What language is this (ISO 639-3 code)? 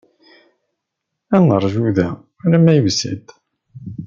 kab